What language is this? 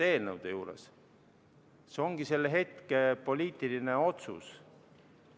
Estonian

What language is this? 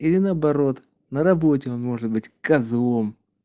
Russian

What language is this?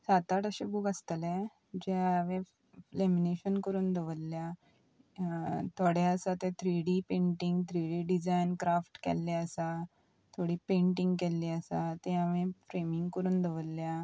Konkani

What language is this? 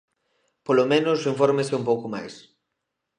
Galician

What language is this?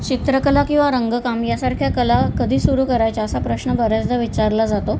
Marathi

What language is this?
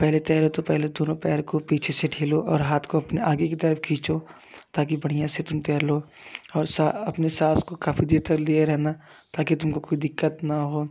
Hindi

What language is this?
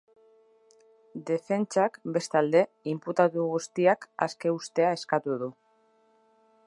Basque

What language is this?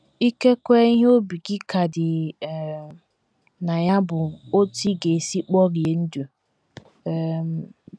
Igbo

